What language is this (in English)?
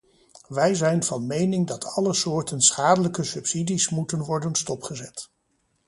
Dutch